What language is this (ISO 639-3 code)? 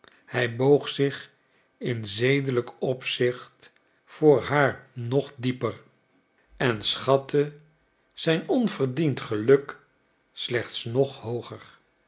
nld